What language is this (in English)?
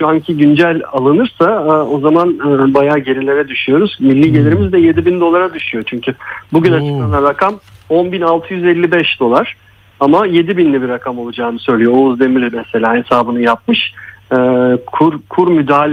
Turkish